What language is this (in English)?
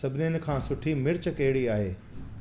Sindhi